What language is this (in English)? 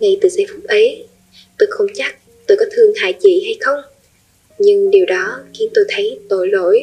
Vietnamese